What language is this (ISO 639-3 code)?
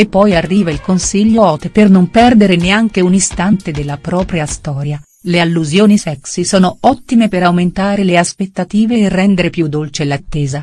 ita